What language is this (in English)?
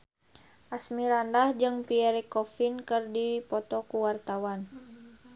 Sundanese